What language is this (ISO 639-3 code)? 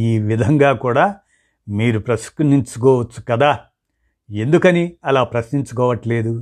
tel